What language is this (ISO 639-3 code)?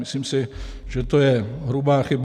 ces